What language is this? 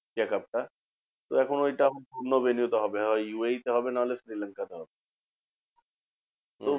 Bangla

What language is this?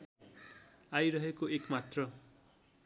Nepali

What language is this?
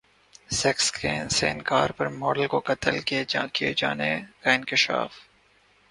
Urdu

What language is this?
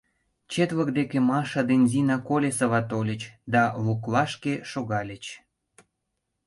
Mari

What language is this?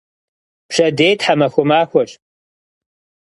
Kabardian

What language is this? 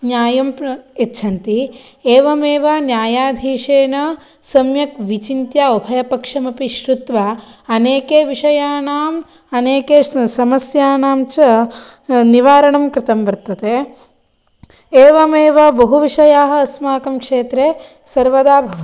Sanskrit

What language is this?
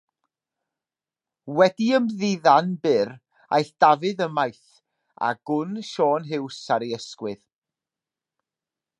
Welsh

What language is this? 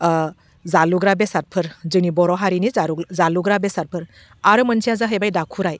Bodo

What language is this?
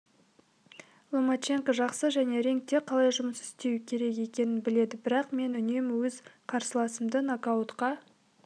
Kazakh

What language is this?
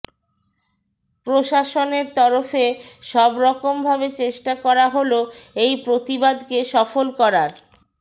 Bangla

